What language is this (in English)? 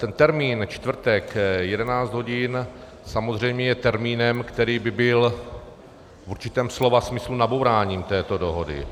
Czech